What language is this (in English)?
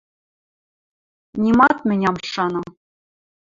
Western Mari